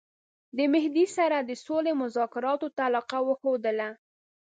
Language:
Pashto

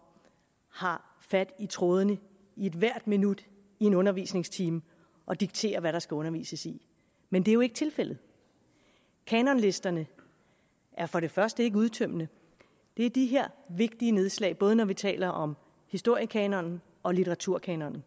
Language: Danish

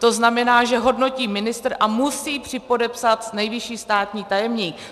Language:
Czech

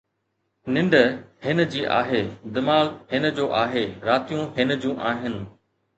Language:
Sindhi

